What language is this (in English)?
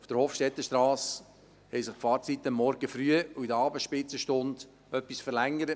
Swiss German